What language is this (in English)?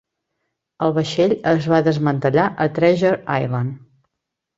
Catalan